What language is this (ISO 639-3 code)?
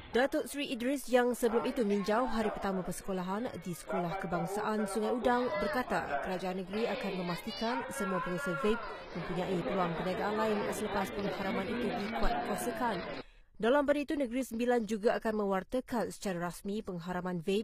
msa